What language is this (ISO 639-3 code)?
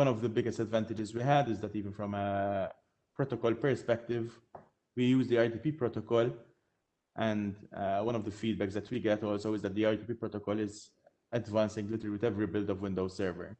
eng